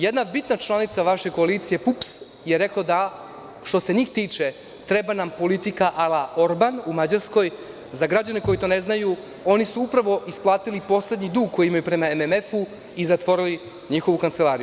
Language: Serbian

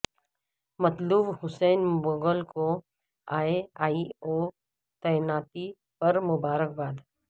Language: Urdu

